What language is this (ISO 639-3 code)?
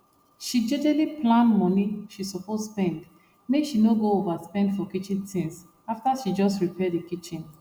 pcm